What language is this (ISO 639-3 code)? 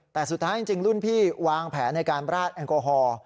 tha